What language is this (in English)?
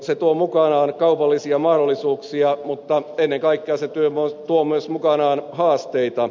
Finnish